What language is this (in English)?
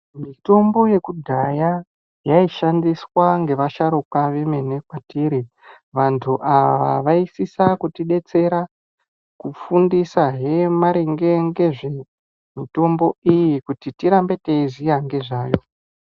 Ndau